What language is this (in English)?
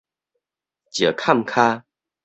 Min Nan Chinese